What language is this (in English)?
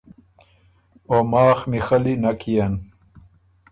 Ormuri